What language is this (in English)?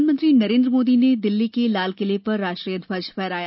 Hindi